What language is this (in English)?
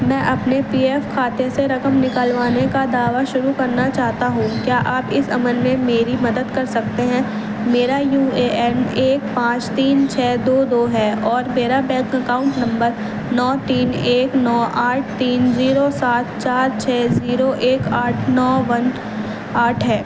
Urdu